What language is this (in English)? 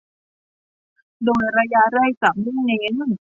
Thai